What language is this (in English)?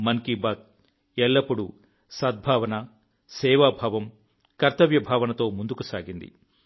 Telugu